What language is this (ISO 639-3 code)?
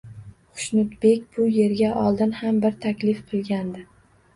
uzb